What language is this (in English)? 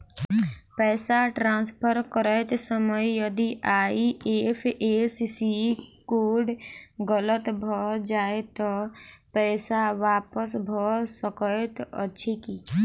Maithili